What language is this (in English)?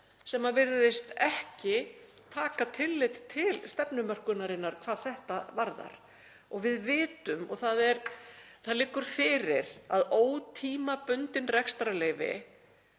Icelandic